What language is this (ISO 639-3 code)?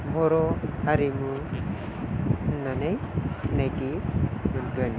brx